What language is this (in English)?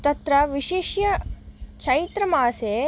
Sanskrit